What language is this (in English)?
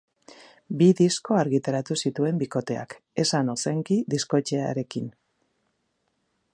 Basque